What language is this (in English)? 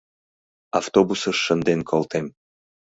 Mari